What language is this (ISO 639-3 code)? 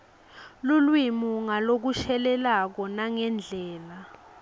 ssw